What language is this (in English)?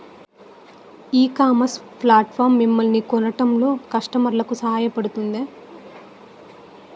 Telugu